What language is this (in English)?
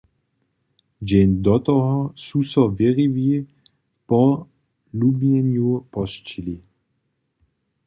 Upper Sorbian